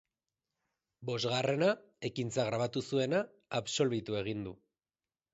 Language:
Basque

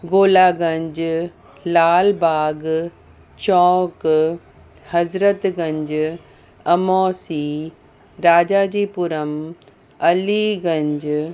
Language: Sindhi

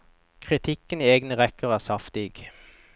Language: Norwegian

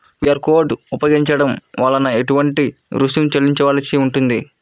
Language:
Telugu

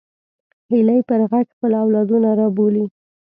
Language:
Pashto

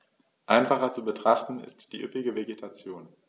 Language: German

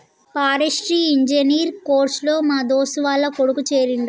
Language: Telugu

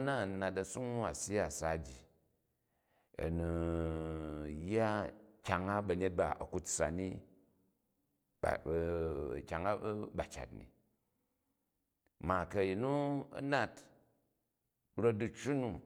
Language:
Jju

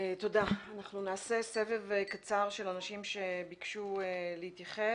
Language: Hebrew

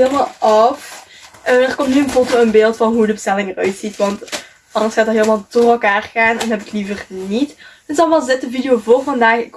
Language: Dutch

